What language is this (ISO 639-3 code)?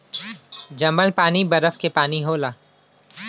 bho